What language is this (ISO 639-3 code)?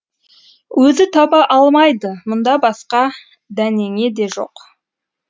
kaz